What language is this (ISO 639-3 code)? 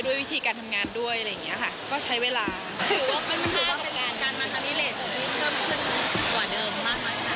tha